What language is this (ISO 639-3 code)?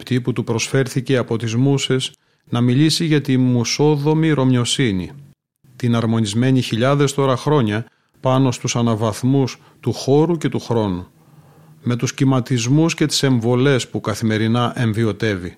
ell